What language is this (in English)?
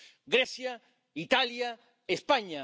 Spanish